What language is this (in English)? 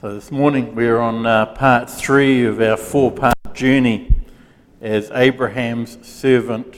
English